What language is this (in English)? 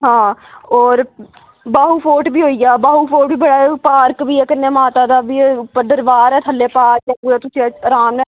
Dogri